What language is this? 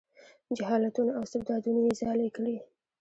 Pashto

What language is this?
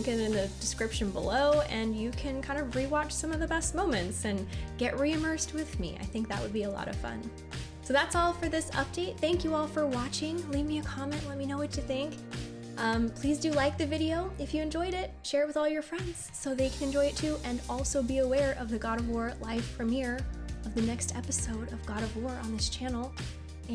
English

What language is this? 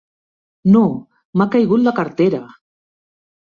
Catalan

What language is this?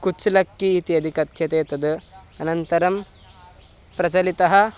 Sanskrit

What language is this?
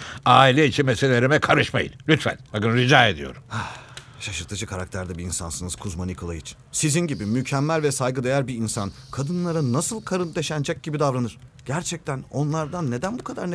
Turkish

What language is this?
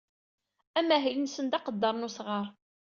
Kabyle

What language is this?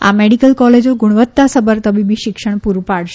Gujarati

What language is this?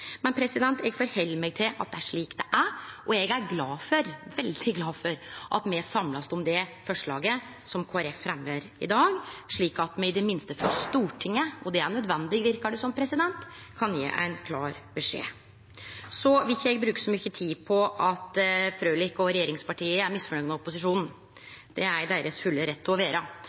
Norwegian Nynorsk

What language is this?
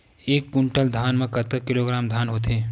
Chhattisgarhi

